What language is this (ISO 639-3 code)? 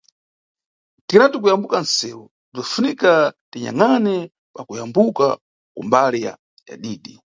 nyu